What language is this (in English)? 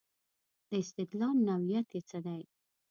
Pashto